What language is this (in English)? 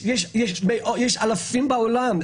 Hebrew